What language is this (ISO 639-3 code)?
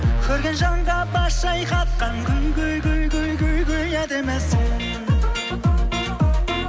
kaz